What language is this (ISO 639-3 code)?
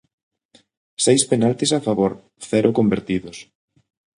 glg